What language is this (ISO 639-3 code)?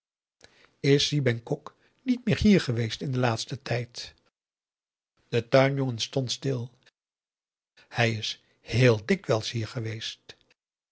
nld